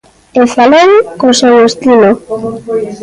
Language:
Galician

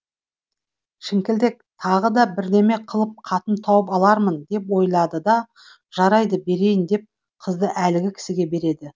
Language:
Kazakh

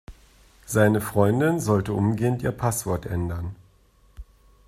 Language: German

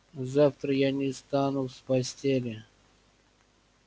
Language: Russian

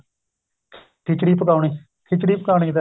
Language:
Punjabi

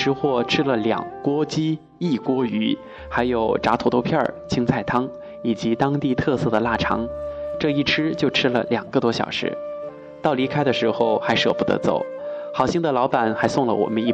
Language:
Chinese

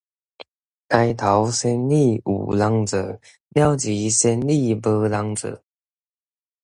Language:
Min Nan Chinese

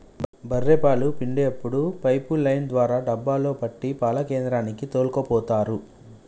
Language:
Telugu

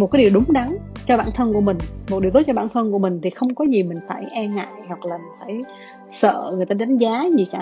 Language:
Vietnamese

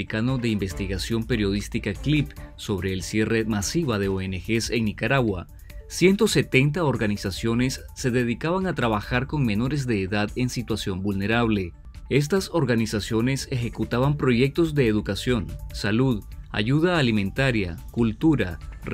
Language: Spanish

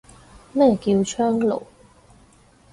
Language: Cantonese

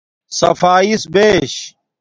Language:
Domaaki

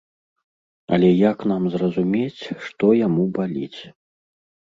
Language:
Belarusian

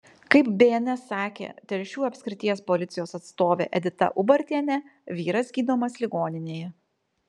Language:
Lithuanian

